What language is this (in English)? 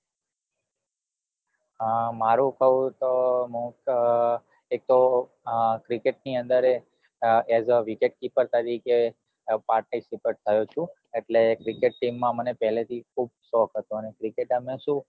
Gujarati